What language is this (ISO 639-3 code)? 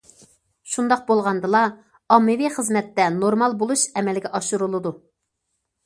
uig